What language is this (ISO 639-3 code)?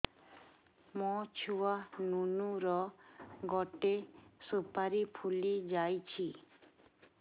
ori